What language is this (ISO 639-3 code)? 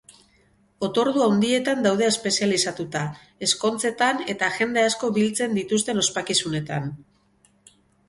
eus